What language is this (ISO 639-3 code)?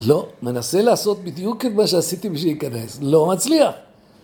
heb